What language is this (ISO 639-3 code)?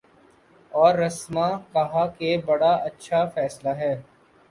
urd